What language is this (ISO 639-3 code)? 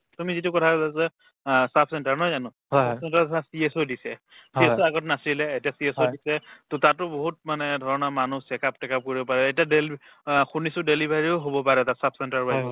asm